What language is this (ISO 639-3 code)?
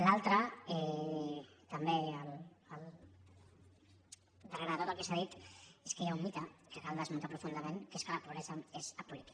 cat